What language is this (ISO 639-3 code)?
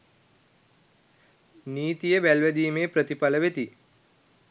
sin